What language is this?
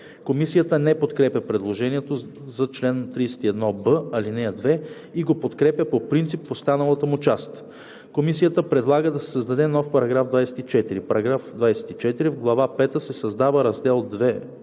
Bulgarian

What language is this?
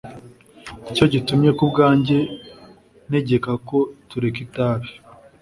Kinyarwanda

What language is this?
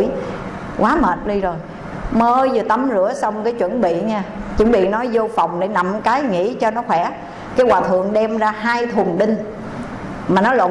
Vietnamese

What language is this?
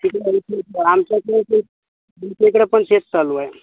Marathi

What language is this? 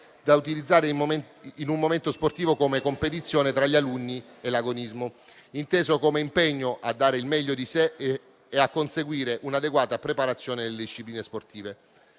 Italian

